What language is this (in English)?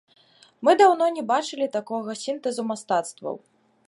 Belarusian